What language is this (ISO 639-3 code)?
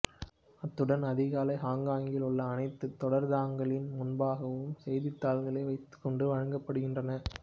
tam